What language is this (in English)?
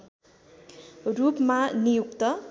Nepali